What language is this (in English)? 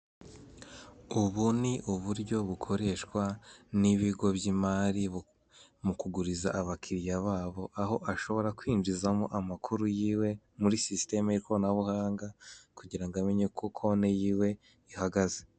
Kinyarwanda